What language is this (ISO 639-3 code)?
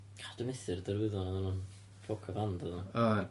cym